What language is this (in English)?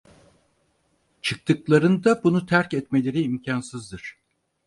Turkish